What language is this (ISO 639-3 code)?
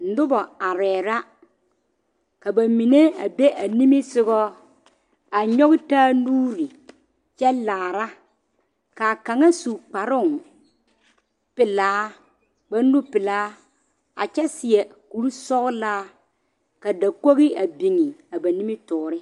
dga